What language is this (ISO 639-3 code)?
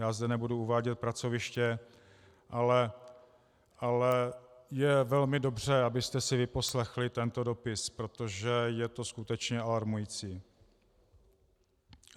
ces